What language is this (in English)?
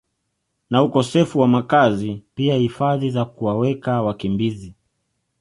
Swahili